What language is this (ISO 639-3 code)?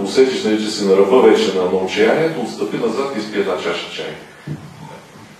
bul